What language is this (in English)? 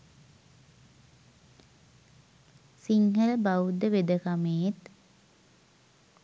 Sinhala